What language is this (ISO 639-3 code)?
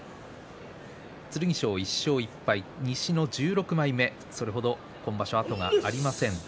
jpn